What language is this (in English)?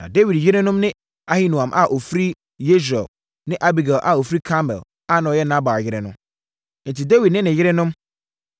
Akan